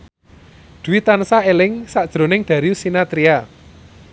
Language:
Javanese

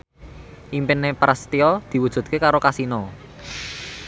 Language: Javanese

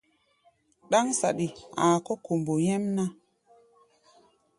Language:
Gbaya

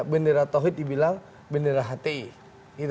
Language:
Indonesian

